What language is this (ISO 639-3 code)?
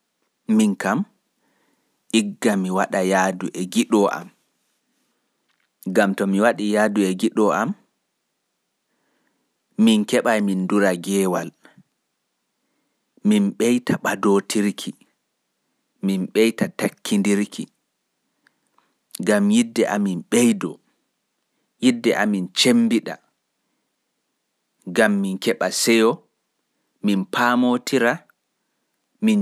ful